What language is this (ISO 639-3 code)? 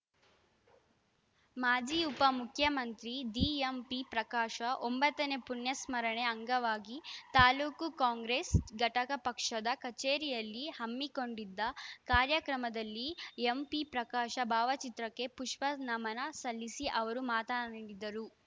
kan